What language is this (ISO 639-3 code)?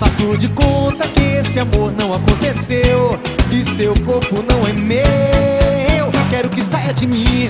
por